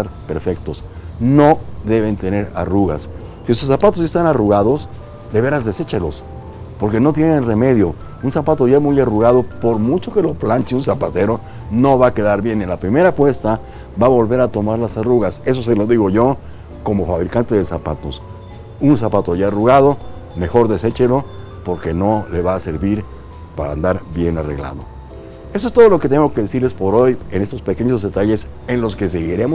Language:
Spanish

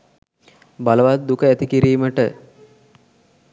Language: Sinhala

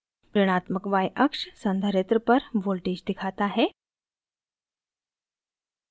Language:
Hindi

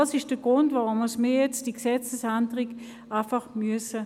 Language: Swiss German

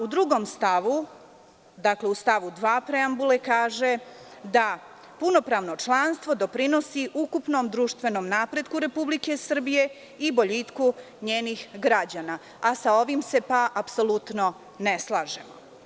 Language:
Serbian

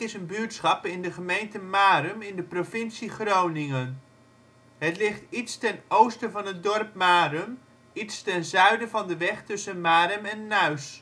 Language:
Dutch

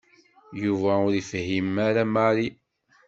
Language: Kabyle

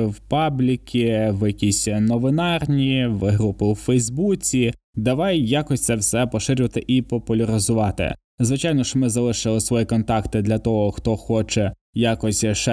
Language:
Ukrainian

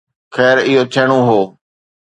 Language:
Sindhi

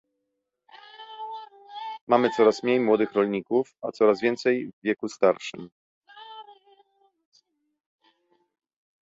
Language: Polish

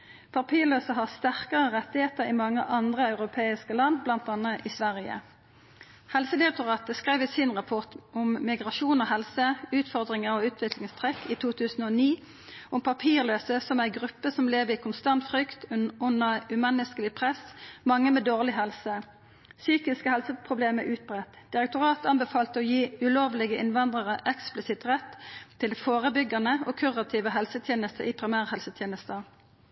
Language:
Norwegian Nynorsk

